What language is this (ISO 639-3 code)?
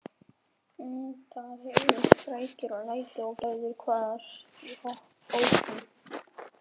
isl